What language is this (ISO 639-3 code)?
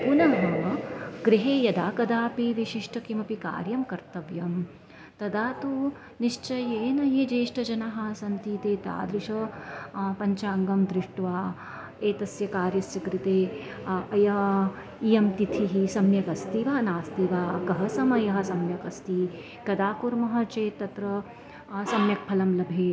san